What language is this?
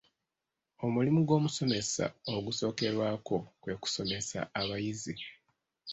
Ganda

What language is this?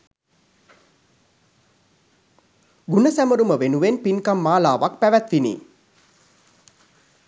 Sinhala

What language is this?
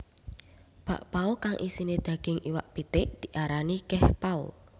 Javanese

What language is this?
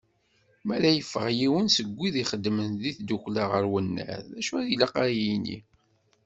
Kabyle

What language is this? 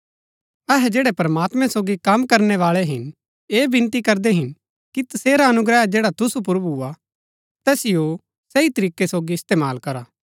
Gaddi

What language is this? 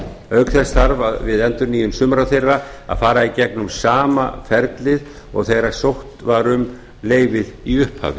Icelandic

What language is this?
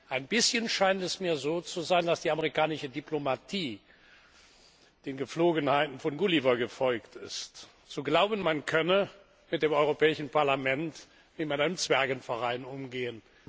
German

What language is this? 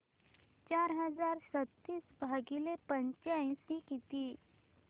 Marathi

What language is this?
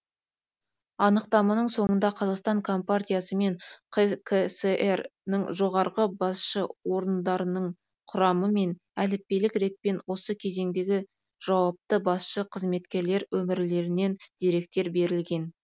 Kazakh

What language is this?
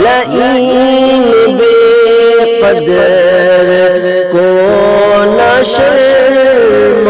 Urdu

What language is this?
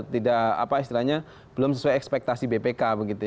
Indonesian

